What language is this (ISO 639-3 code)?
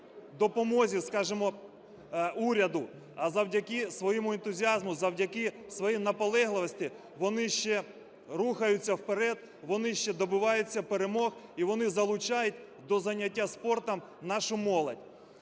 ukr